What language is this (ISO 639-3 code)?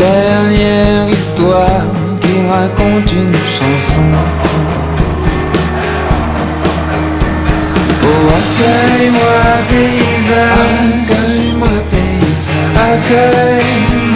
ara